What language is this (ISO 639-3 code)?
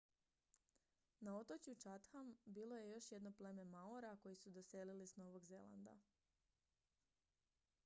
hrv